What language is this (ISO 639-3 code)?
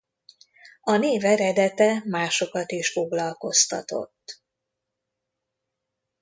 hun